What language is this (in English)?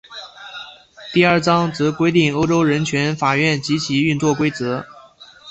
Chinese